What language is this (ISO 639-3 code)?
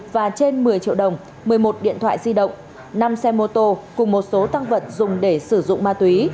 vie